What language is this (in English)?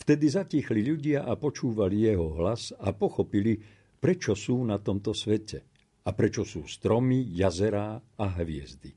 Slovak